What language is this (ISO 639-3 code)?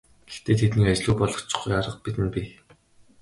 mon